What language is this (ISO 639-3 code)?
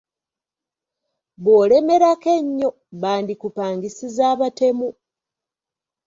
lug